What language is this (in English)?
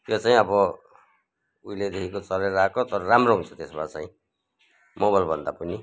Nepali